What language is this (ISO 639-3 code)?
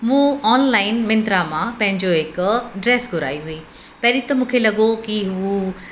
snd